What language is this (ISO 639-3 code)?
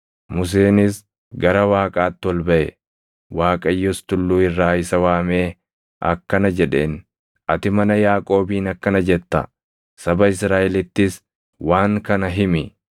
orm